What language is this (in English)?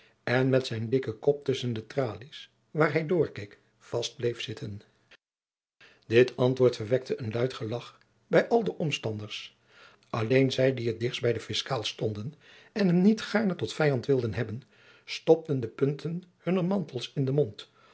Dutch